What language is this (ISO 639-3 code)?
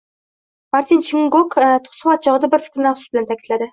uzb